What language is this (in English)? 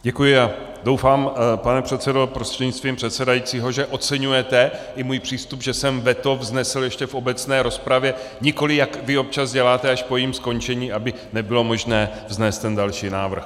Czech